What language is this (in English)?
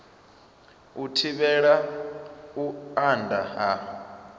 Venda